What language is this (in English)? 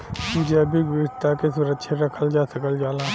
Bhojpuri